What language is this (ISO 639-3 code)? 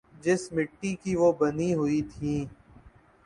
urd